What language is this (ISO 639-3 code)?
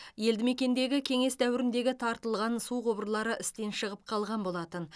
kaz